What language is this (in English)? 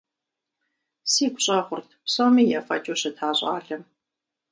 Kabardian